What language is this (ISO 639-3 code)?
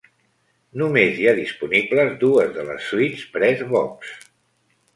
cat